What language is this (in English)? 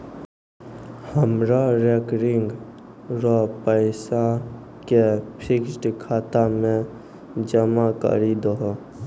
Maithili